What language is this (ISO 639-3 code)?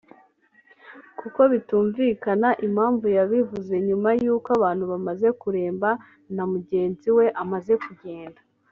kin